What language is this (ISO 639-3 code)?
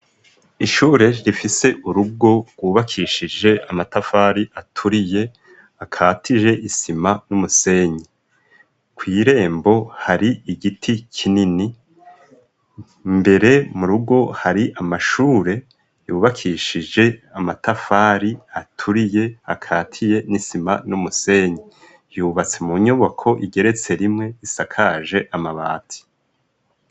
run